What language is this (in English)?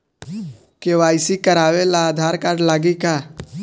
Bhojpuri